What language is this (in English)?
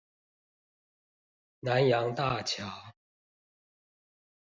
Chinese